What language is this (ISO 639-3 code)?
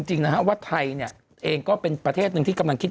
tha